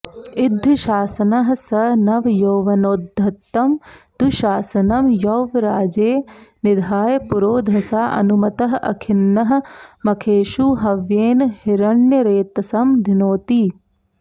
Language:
Sanskrit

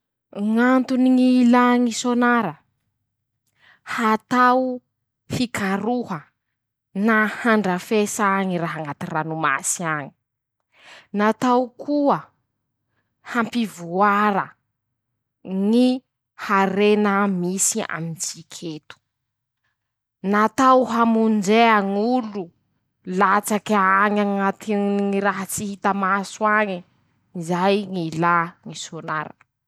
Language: Masikoro Malagasy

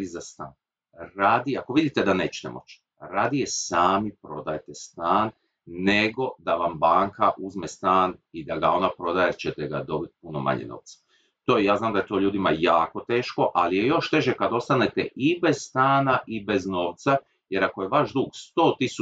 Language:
Croatian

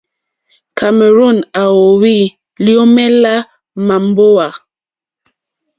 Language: Mokpwe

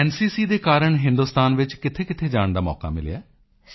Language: Punjabi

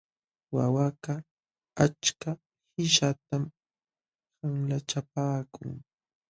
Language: Jauja Wanca Quechua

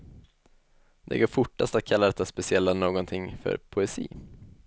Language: Swedish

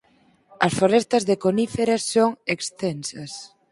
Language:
Galician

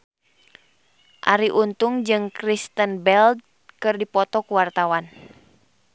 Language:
Sundanese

